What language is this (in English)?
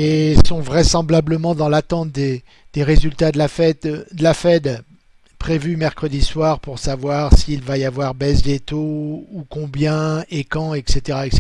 French